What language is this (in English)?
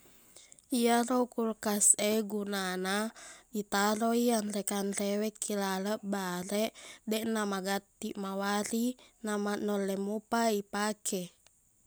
Buginese